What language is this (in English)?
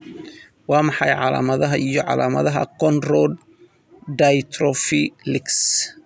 Somali